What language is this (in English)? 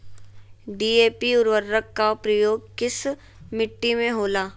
Magahi